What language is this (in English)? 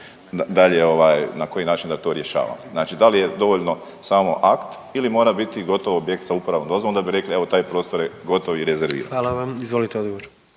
Croatian